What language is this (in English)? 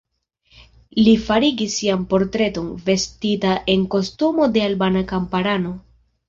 Esperanto